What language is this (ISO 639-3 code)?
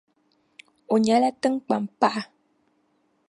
dag